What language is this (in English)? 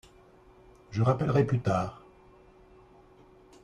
French